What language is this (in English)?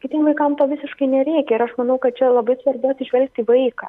Lithuanian